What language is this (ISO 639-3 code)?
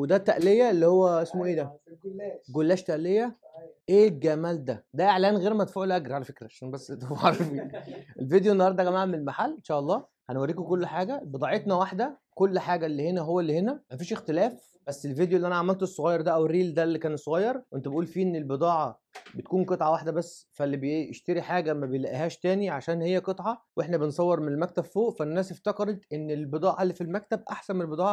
ara